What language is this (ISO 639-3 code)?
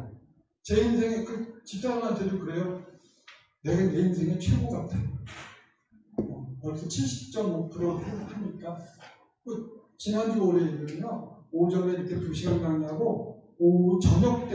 kor